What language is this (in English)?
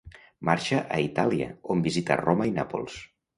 Catalan